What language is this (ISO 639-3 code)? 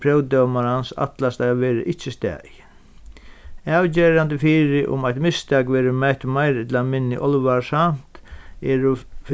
fao